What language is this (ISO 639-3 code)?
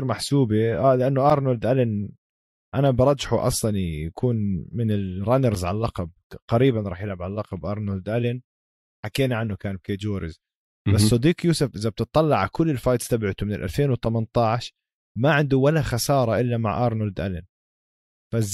ara